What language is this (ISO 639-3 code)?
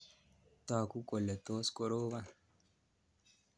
kln